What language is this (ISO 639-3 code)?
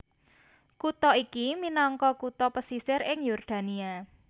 jav